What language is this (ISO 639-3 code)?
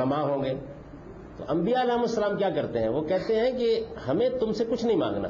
urd